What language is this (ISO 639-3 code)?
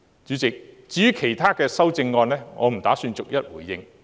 yue